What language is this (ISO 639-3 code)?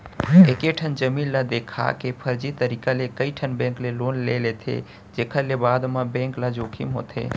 hne